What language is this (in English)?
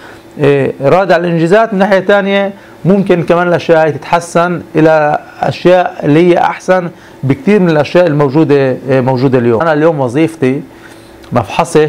Arabic